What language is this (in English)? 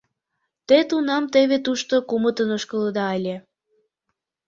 Mari